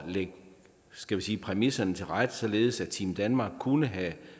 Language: Danish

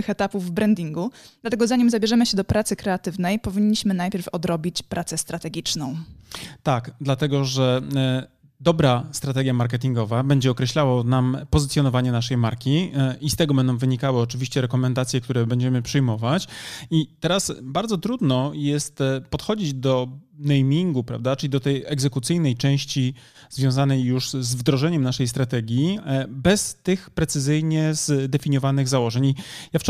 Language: Polish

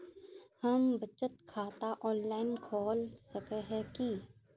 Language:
Magahi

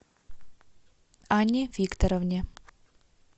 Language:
Russian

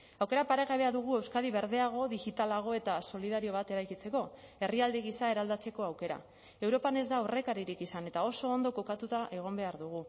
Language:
Basque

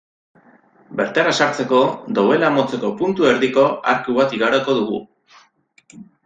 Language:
Basque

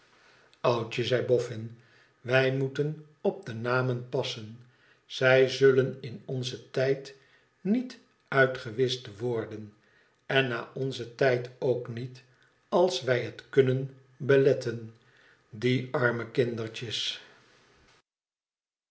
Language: Dutch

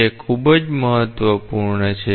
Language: Gujarati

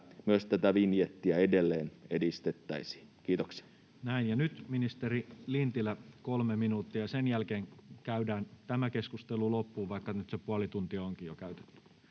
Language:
Finnish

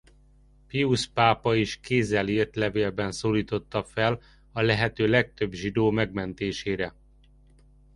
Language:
Hungarian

